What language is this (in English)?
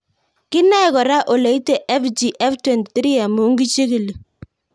Kalenjin